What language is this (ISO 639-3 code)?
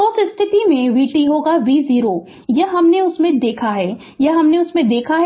hin